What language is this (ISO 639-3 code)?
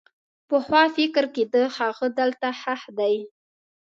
pus